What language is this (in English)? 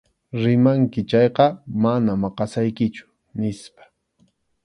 Arequipa-La Unión Quechua